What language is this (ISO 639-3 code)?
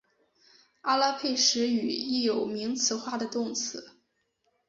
zho